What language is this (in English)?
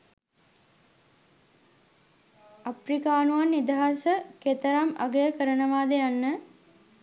Sinhala